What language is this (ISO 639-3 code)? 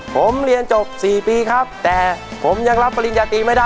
tha